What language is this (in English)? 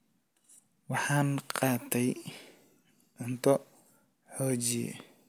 Somali